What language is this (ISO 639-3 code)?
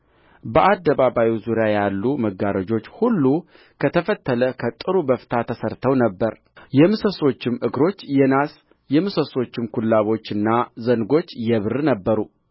amh